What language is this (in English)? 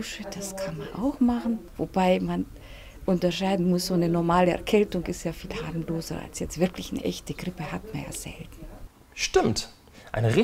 German